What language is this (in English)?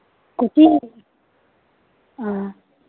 Manipuri